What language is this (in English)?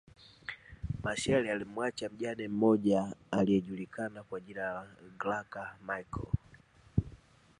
Swahili